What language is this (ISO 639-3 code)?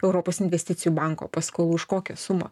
lit